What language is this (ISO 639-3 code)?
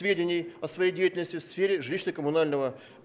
rus